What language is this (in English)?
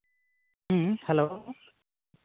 Santali